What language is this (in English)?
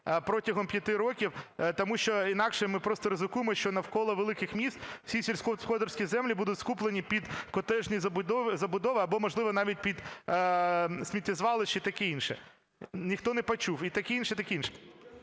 Ukrainian